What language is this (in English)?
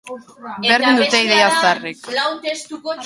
Basque